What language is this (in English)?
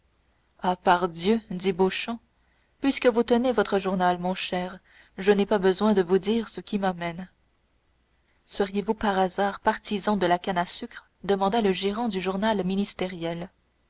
French